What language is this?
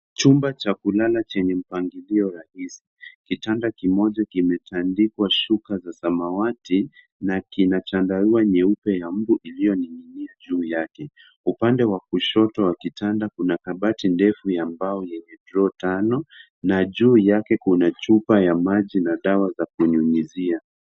Swahili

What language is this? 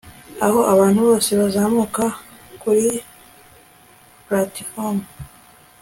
Kinyarwanda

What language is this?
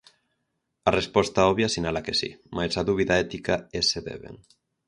Galician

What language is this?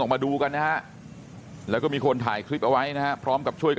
Thai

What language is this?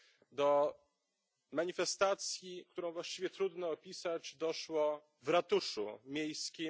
Polish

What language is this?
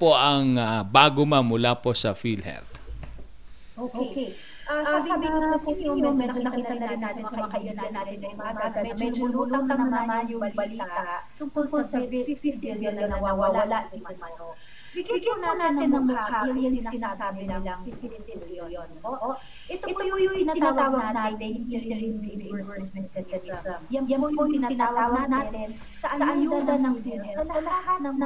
Filipino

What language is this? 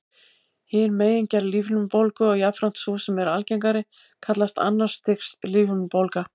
Icelandic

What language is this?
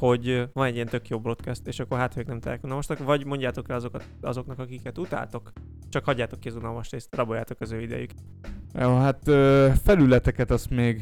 Hungarian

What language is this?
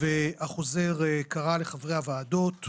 Hebrew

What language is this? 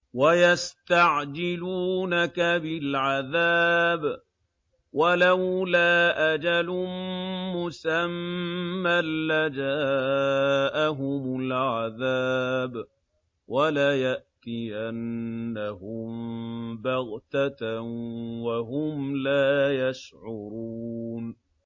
Arabic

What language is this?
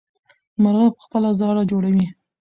Pashto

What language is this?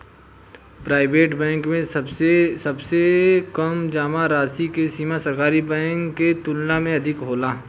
Bhojpuri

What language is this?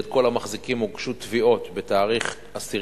Hebrew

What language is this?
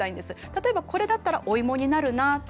Japanese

